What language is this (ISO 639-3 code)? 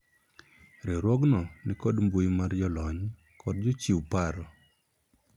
luo